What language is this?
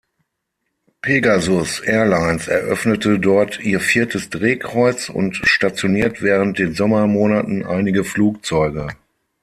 German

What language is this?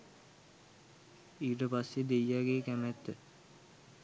Sinhala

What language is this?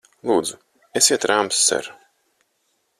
Latvian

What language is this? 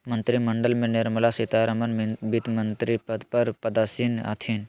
Magahi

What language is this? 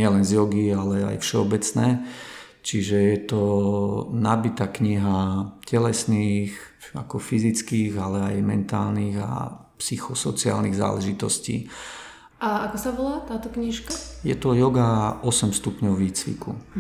Slovak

